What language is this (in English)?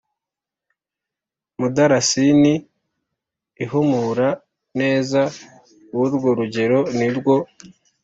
Kinyarwanda